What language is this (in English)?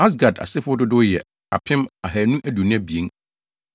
Akan